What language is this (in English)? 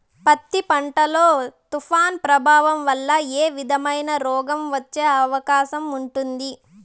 Telugu